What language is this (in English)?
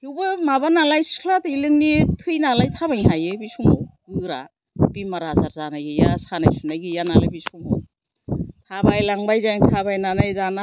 Bodo